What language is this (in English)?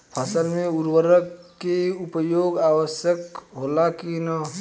Bhojpuri